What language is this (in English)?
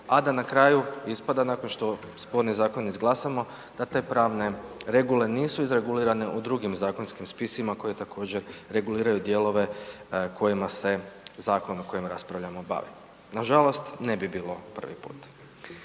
Croatian